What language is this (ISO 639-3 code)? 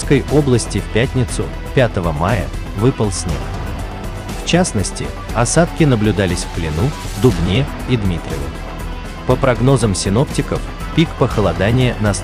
rus